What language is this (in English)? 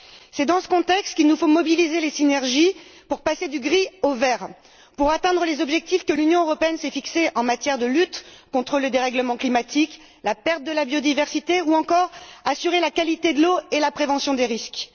French